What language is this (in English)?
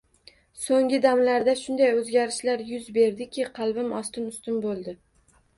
Uzbek